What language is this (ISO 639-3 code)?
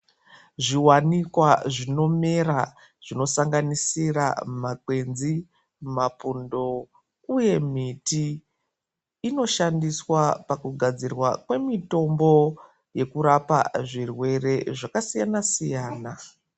ndc